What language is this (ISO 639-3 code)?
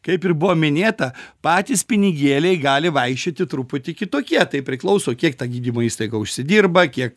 lit